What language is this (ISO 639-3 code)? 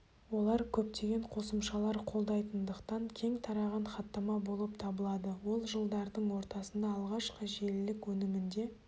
kaz